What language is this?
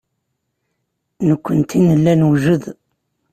Kabyle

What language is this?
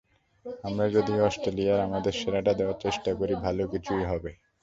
Bangla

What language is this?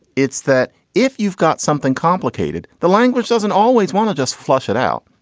English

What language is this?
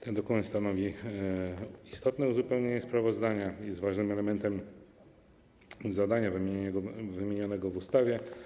Polish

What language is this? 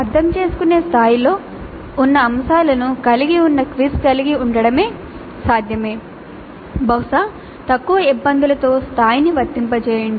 Telugu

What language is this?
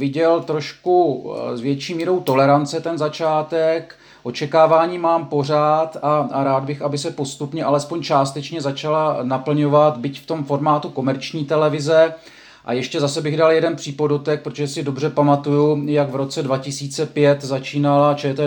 Czech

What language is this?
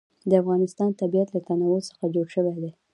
Pashto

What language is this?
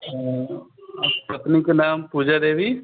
Maithili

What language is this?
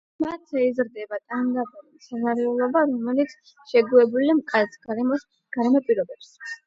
Georgian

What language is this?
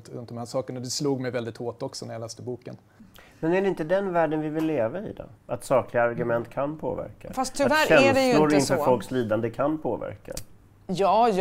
Swedish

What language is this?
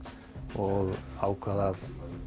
Icelandic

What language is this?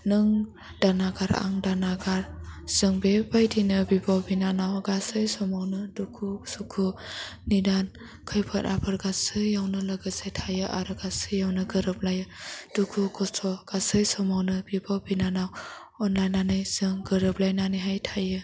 Bodo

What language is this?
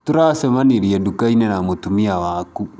Kikuyu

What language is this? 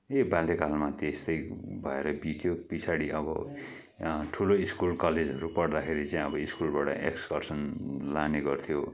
Nepali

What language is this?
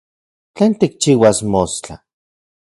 Central Puebla Nahuatl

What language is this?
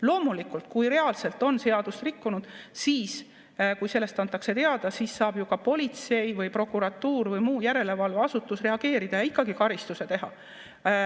Estonian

